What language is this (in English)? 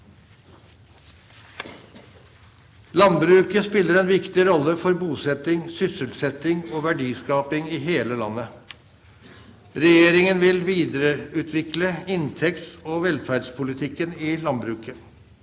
Norwegian